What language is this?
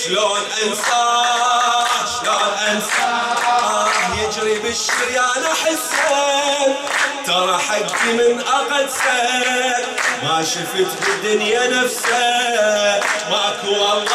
Arabic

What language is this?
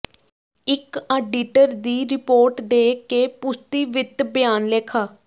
Punjabi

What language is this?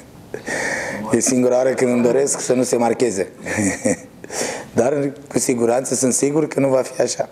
Romanian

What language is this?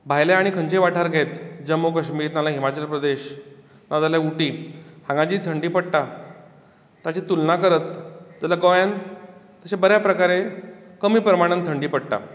Konkani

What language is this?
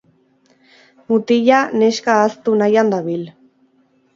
Basque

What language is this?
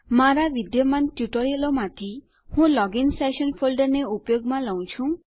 Gujarati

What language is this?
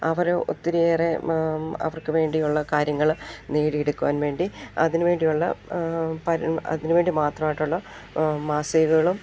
Malayalam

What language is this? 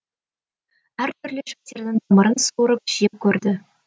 Kazakh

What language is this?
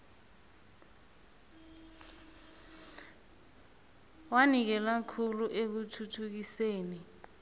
South Ndebele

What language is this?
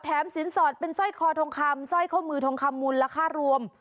Thai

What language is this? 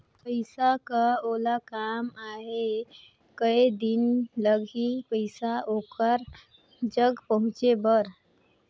Chhattisgarhi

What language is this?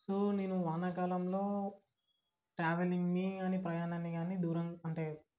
Telugu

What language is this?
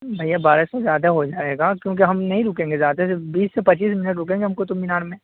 Urdu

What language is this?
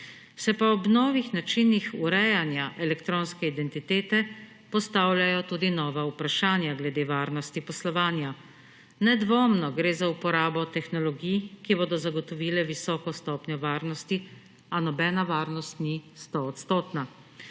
Slovenian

